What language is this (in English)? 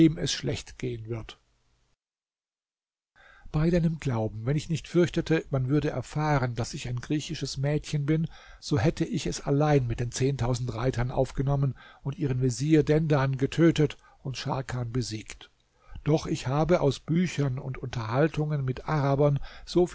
German